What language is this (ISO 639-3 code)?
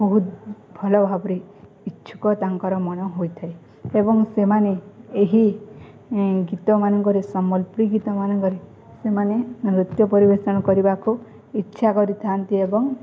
ori